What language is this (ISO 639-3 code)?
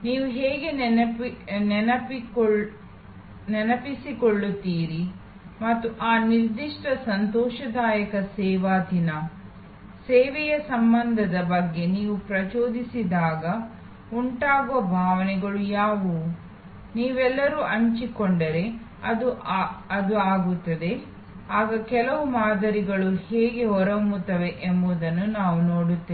kan